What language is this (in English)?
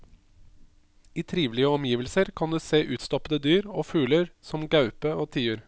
Norwegian